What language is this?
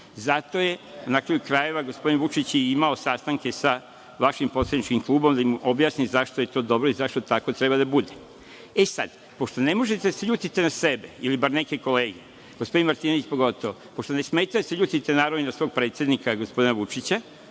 Serbian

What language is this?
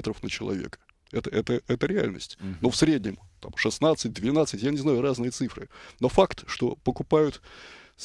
Russian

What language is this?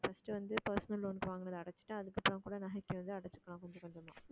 Tamil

